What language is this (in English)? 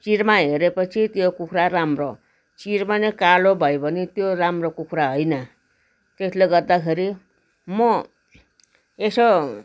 Nepali